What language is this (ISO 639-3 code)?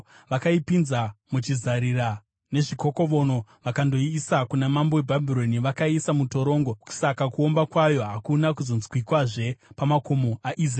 sna